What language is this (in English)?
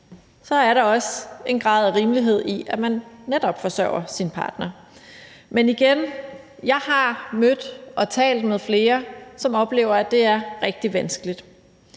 Danish